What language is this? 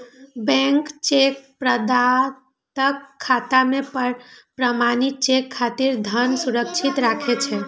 Maithili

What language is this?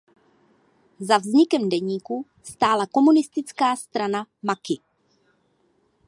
Czech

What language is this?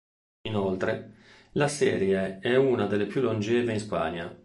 Italian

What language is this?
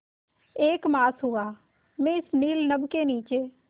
Hindi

